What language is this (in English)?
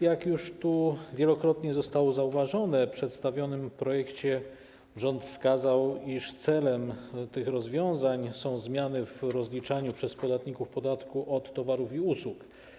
Polish